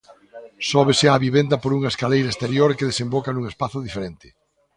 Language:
Galician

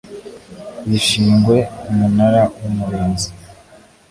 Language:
Kinyarwanda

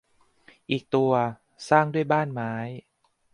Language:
Thai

